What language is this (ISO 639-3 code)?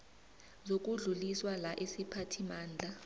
nbl